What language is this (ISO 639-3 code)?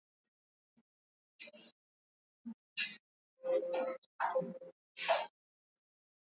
swa